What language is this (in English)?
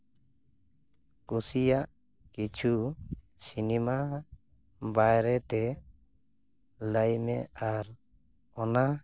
Santali